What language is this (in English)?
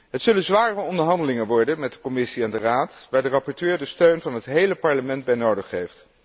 Dutch